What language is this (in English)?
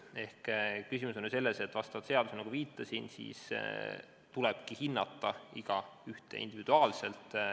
Estonian